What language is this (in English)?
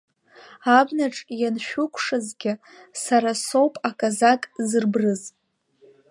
Abkhazian